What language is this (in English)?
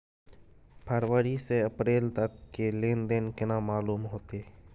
Maithili